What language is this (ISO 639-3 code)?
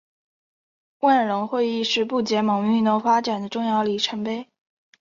zho